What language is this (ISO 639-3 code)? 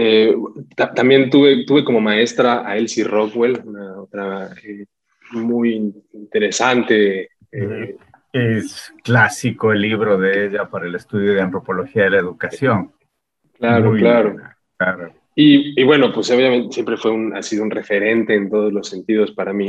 spa